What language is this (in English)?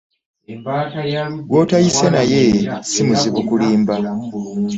Ganda